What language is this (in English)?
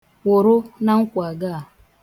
Igbo